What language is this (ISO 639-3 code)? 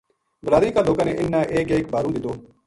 gju